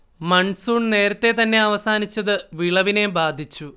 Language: Malayalam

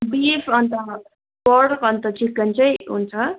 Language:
Nepali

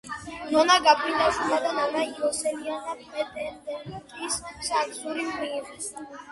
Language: Georgian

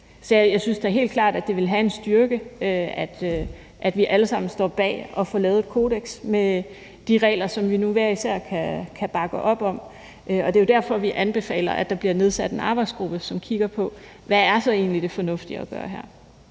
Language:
Danish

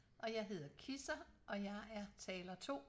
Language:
Danish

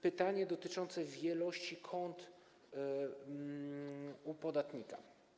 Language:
Polish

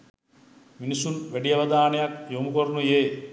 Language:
Sinhala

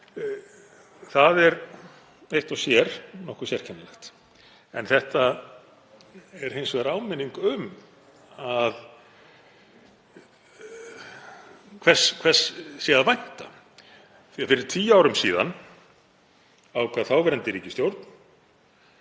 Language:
Icelandic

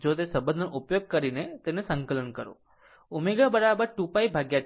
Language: Gujarati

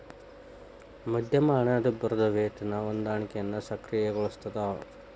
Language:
Kannada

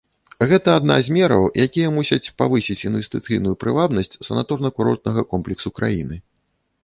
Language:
Belarusian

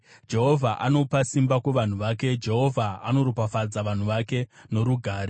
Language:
Shona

